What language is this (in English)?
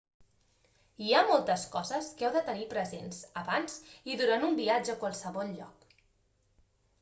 Catalan